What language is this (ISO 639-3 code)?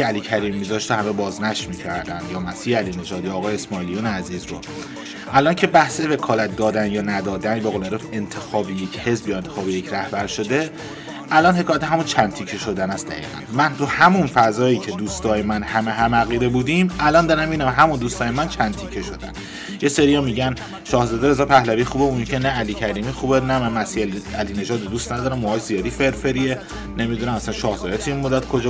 fas